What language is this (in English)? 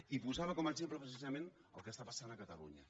Catalan